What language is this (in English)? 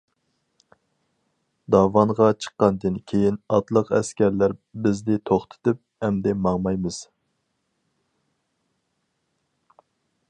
Uyghur